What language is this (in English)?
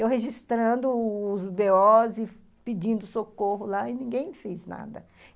Portuguese